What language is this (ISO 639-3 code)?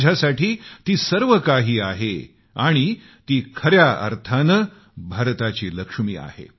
mar